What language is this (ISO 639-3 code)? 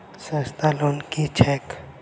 mai